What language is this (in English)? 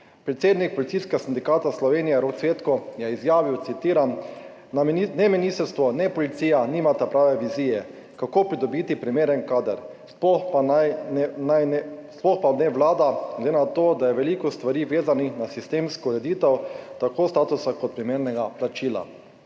Slovenian